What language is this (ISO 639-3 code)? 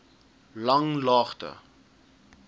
afr